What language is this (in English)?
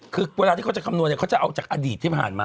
Thai